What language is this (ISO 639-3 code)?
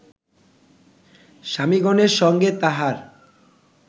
ben